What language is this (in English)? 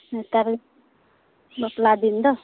Santali